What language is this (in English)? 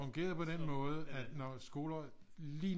Danish